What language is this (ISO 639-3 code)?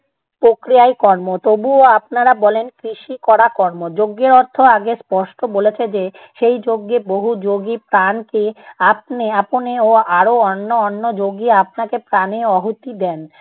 ben